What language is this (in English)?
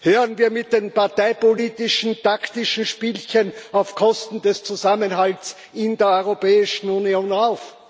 German